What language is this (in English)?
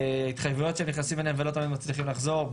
Hebrew